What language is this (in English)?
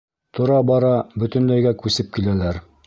Bashkir